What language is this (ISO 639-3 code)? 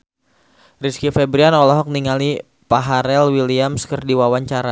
sun